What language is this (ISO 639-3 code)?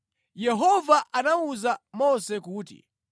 nya